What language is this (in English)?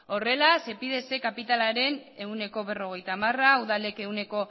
Basque